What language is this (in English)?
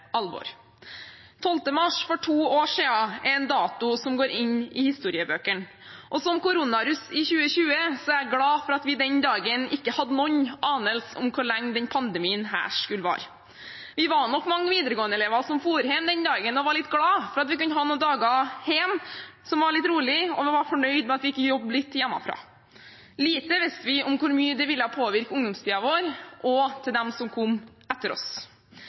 Norwegian Bokmål